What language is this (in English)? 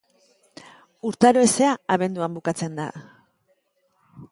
Basque